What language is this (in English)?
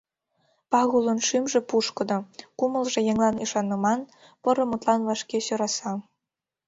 Mari